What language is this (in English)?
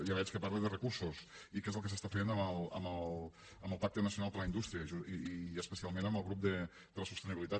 Catalan